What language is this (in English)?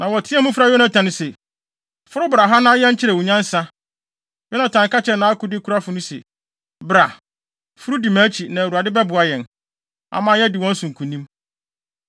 Akan